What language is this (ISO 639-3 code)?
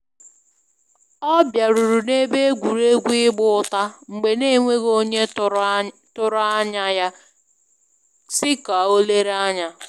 ibo